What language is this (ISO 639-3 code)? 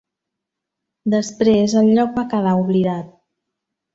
cat